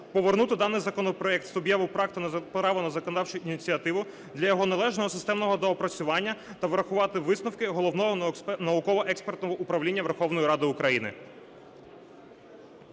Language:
Ukrainian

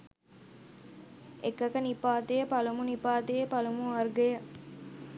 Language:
Sinhala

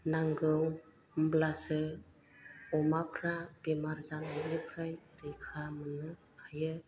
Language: Bodo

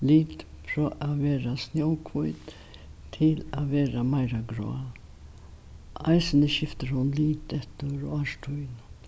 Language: Faroese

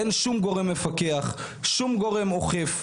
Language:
Hebrew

